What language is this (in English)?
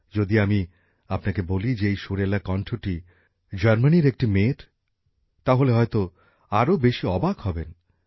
Bangla